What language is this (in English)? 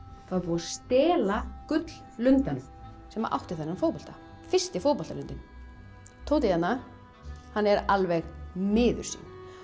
Icelandic